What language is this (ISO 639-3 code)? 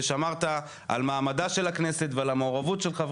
heb